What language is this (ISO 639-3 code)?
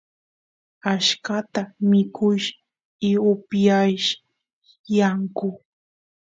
qus